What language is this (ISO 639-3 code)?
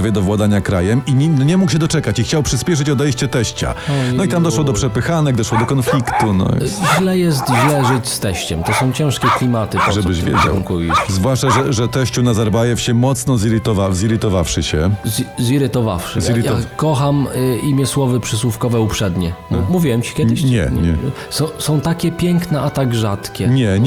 pol